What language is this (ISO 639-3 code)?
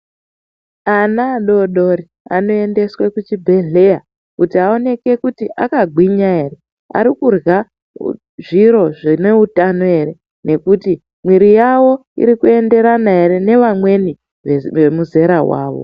ndc